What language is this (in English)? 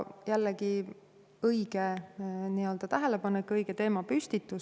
Estonian